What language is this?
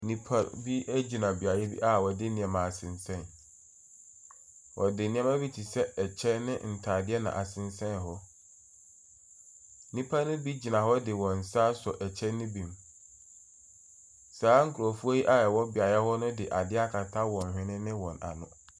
Akan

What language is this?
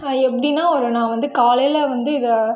Tamil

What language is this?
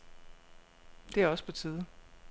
Danish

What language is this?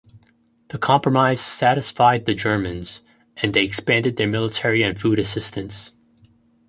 English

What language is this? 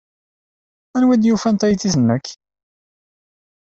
Kabyle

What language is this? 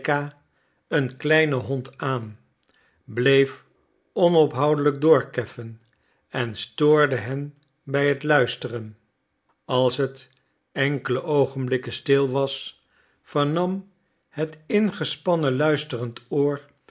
Dutch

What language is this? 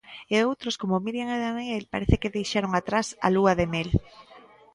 Galician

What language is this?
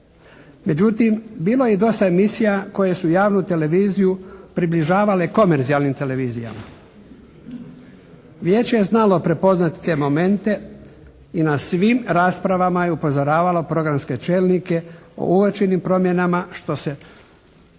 Croatian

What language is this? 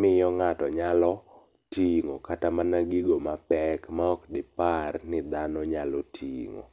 Luo (Kenya and Tanzania)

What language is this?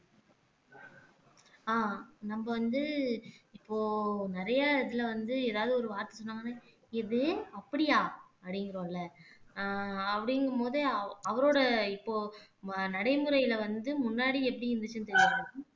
Tamil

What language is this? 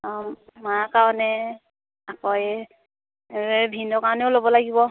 Assamese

